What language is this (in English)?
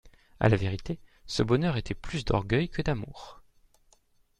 French